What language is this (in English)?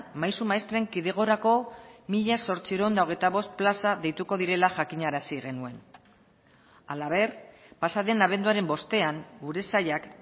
Basque